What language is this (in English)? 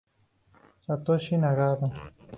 Spanish